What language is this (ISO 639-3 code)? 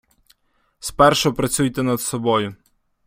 ukr